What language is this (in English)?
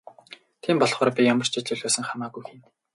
Mongolian